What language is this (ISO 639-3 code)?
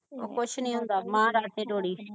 pan